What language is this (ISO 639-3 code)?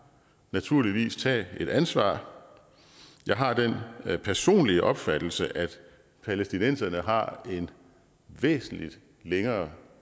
dan